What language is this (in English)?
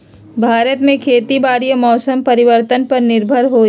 Magahi